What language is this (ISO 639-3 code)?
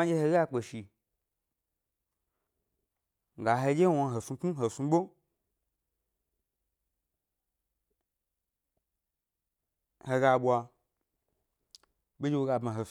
gby